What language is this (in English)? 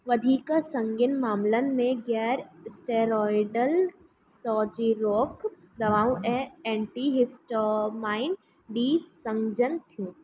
Sindhi